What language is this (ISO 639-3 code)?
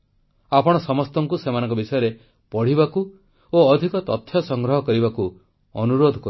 ori